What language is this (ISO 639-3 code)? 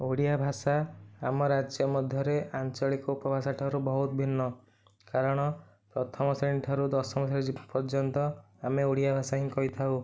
ori